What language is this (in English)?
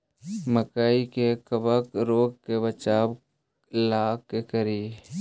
Magahi